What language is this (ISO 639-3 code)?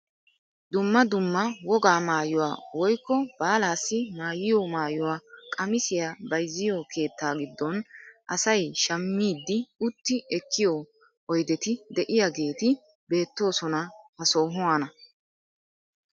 wal